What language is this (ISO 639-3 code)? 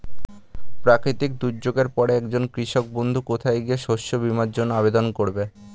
ben